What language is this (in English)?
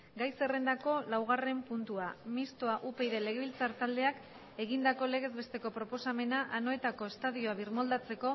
Basque